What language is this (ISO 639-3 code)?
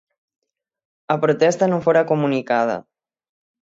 glg